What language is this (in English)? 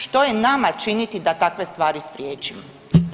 Croatian